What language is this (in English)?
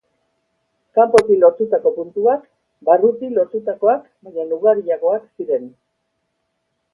Basque